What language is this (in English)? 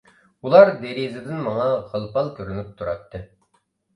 Uyghur